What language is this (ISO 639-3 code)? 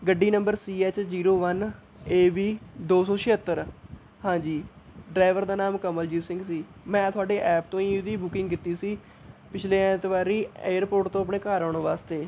pan